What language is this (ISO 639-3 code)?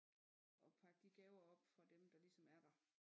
dan